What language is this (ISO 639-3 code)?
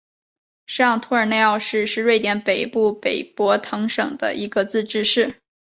zho